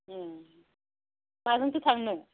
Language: Bodo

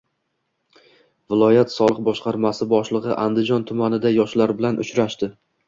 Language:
Uzbek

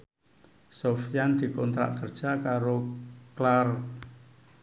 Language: Javanese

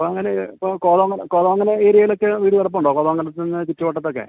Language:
Malayalam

